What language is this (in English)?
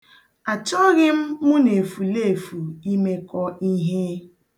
Igbo